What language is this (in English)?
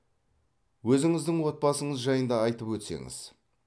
Kazakh